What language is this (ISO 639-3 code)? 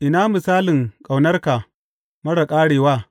hau